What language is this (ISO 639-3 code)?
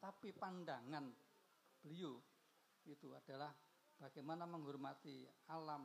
ind